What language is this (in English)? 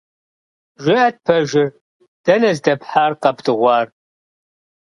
Kabardian